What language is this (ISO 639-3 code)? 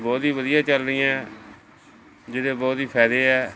pan